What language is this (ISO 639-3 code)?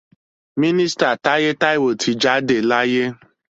yor